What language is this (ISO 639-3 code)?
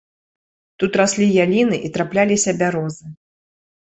bel